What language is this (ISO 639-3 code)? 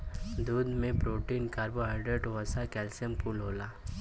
bho